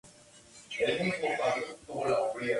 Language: Spanish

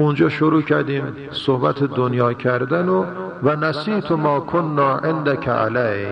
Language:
Persian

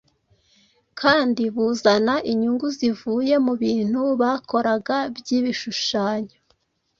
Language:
Kinyarwanda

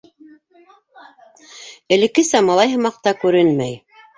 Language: Bashkir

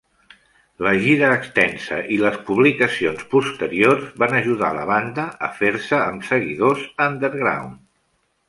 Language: Catalan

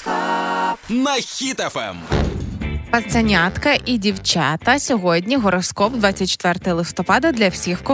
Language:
Ukrainian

